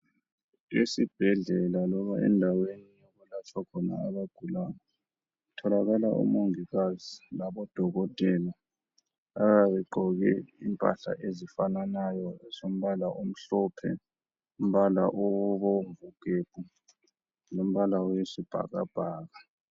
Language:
North Ndebele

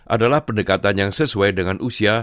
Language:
Indonesian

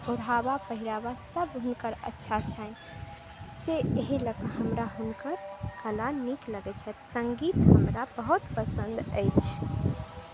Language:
Maithili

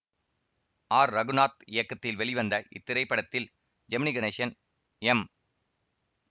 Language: Tamil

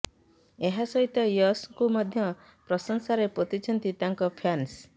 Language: Odia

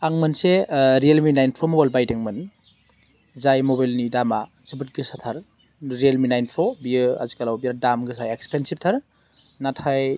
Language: Bodo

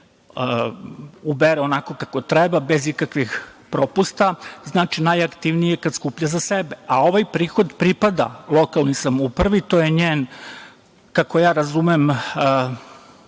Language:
Serbian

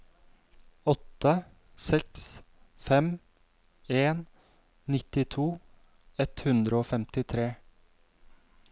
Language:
Norwegian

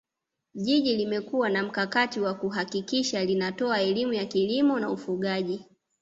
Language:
Swahili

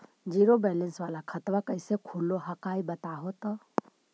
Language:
Magahi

